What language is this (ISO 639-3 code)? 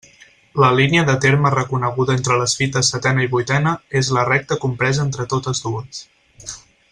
cat